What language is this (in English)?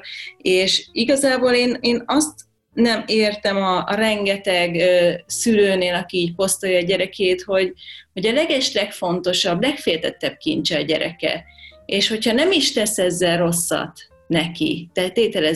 Hungarian